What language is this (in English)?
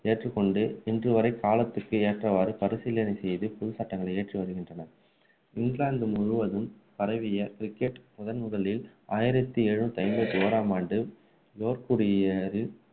Tamil